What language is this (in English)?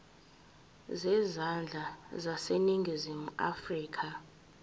Zulu